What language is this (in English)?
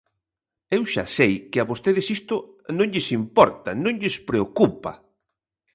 Galician